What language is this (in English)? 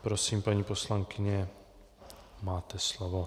Czech